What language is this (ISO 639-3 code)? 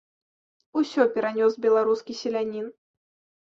bel